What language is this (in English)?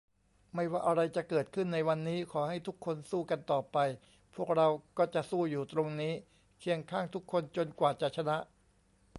Thai